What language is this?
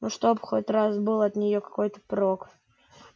Russian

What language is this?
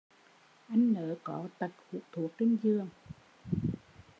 Vietnamese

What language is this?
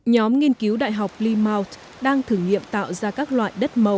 Vietnamese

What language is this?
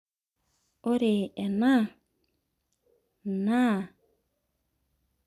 Masai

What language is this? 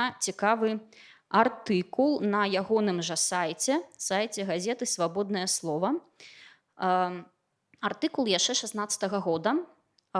Russian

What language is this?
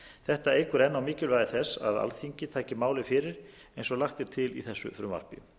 Icelandic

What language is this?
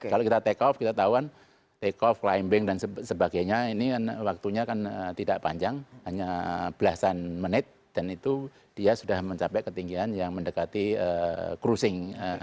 Indonesian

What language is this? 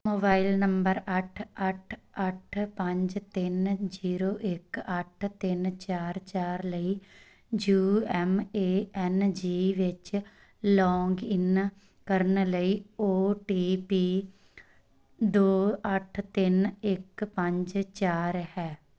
Punjabi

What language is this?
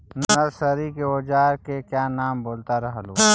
Magahi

